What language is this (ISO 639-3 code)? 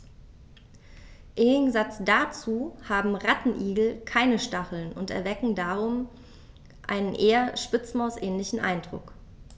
deu